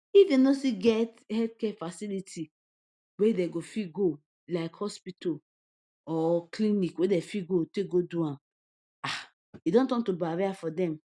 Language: Nigerian Pidgin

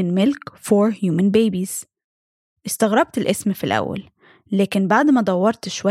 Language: Arabic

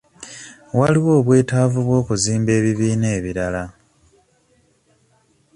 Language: Ganda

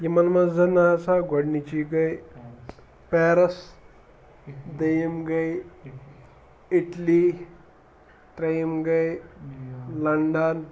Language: Kashmiri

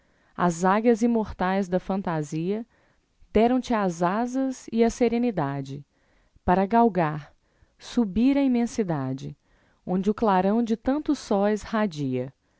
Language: Portuguese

